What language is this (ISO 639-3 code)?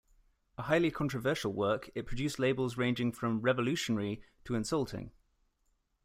eng